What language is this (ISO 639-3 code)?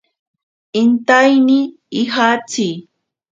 prq